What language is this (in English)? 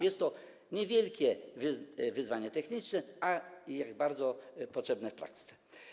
Polish